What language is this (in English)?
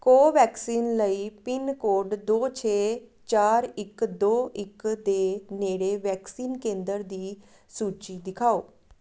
Punjabi